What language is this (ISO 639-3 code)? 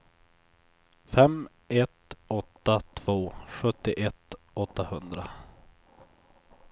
swe